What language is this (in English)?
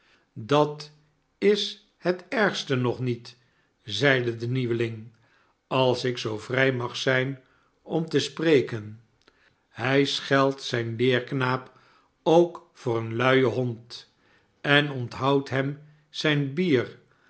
Dutch